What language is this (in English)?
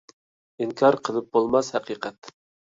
Uyghur